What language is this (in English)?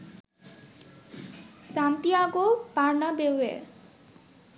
Bangla